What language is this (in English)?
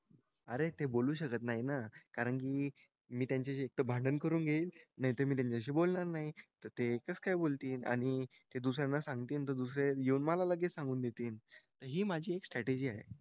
Marathi